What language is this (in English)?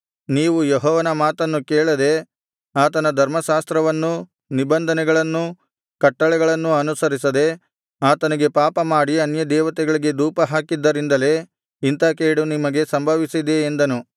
Kannada